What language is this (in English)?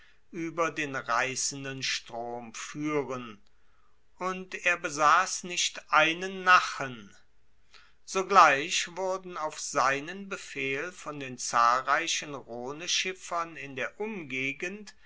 German